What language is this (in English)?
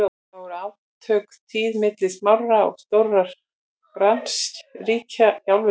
Icelandic